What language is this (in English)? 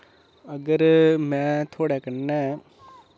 Dogri